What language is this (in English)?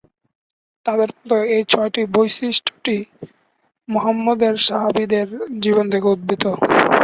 Bangla